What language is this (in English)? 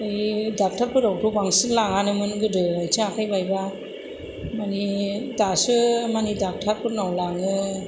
Bodo